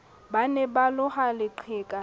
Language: Southern Sotho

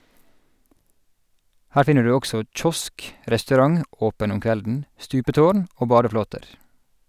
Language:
Norwegian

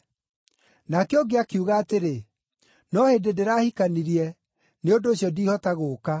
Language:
Kikuyu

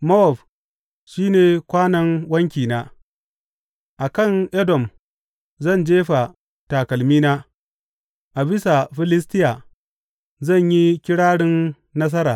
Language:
Hausa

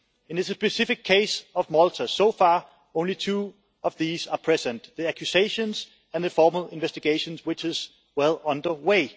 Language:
English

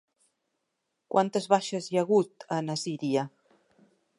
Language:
Catalan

